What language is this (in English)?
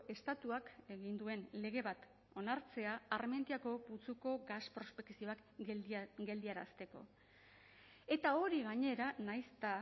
Basque